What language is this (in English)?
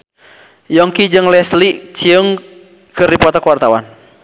Sundanese